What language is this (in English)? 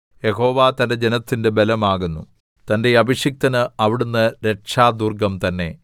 Malayalam